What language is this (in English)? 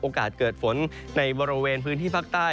Thai